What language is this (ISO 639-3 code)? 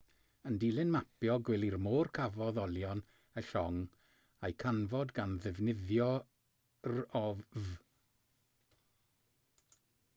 cym